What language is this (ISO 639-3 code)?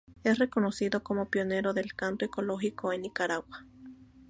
spa